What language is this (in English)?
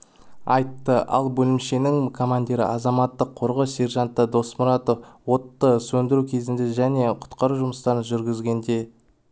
Kazakh